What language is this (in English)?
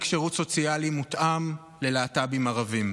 Hebrew